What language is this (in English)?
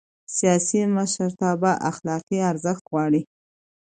Pashto